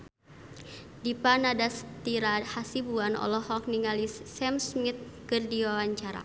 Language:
Sundanese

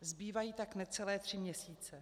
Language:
Czech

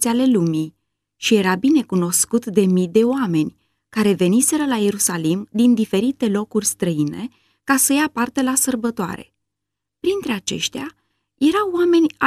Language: Romanian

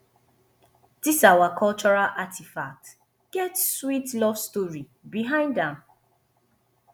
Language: Nigerian Pidgin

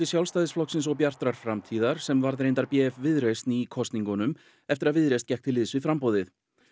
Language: Icelandic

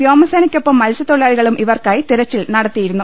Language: Malayalam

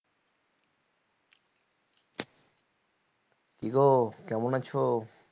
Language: Bangla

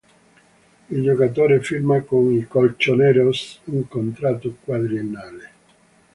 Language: Italian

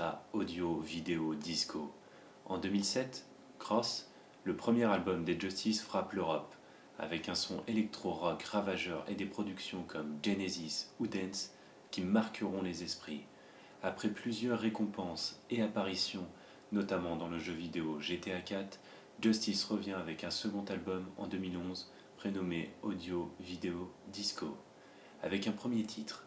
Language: French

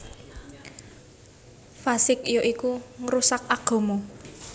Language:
Javanese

